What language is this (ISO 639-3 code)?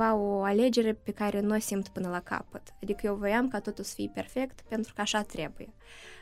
ron